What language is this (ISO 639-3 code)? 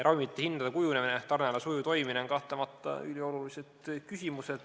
est